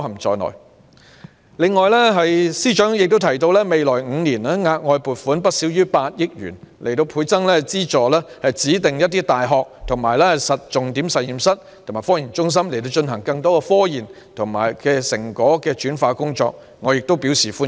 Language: Cantonese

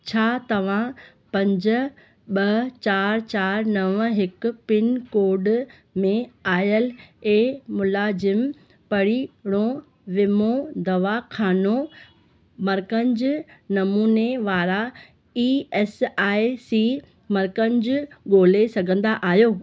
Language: Sindhi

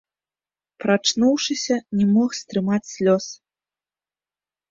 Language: Belarusian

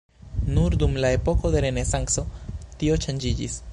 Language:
Esperanto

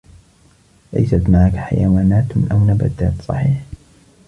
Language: Arabic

